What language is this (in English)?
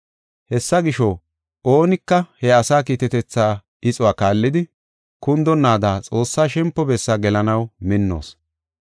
Gofa